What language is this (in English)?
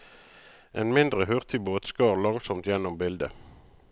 Norwegian